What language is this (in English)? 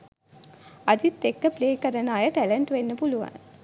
Sinhala